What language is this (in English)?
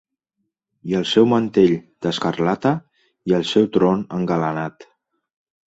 Catalan